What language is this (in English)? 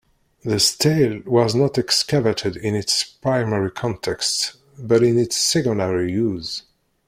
English